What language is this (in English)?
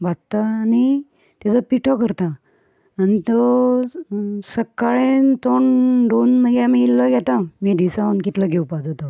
Konkani